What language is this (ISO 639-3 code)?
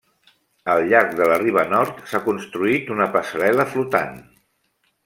cat